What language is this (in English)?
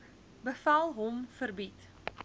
Afrikaans